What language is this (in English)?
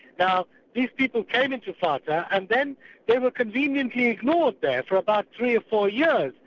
English